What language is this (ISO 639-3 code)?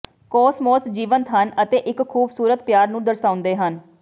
pan